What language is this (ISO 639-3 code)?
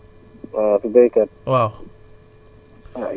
wol